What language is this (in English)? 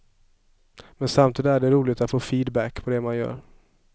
Swedish